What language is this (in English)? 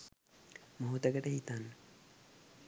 Sinhala